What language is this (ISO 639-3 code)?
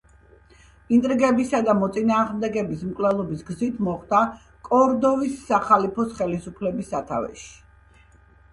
kat